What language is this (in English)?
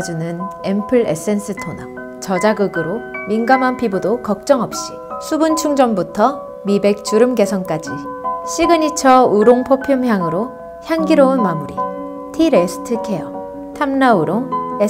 Korean